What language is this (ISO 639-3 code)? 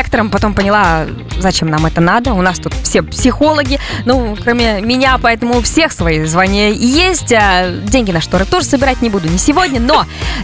rus